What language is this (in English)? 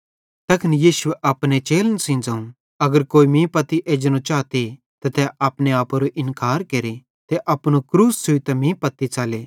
Bhadrawahi